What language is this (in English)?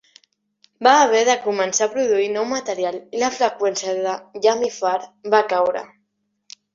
Catalan